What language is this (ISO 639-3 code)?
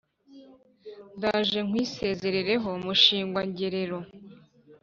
kin